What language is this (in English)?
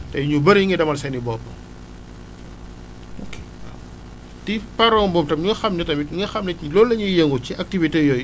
Wolof